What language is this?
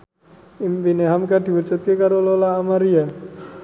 Javanese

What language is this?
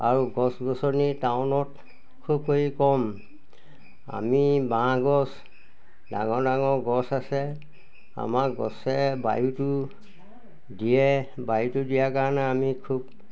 Assamese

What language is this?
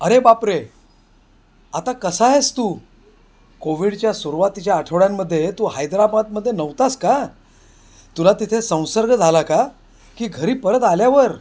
Marathi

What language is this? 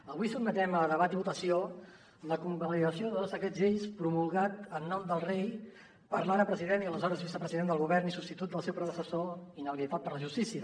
Catalan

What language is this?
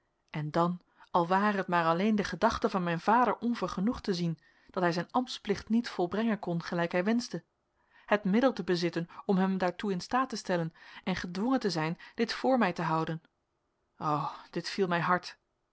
Dutch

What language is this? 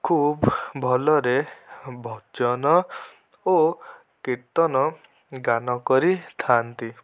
Odia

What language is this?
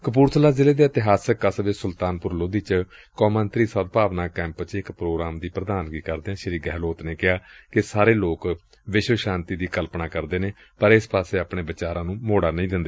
Punjabi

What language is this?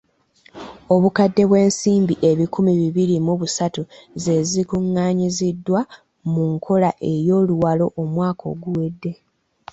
Ganda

